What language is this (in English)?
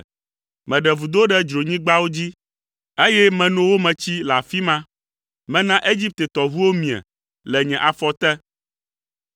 Ewe